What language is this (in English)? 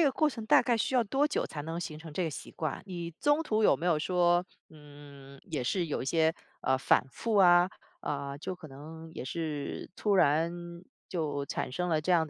Chinese